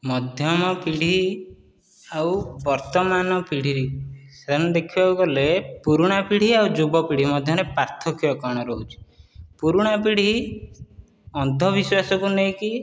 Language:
Odia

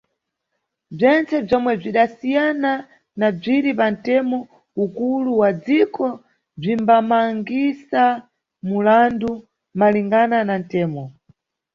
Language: Nyungwe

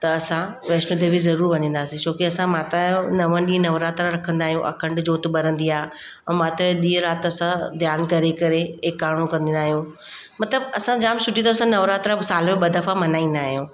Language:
Sindhi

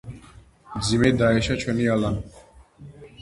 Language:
Georgian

